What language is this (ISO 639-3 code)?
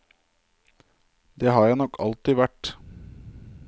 nor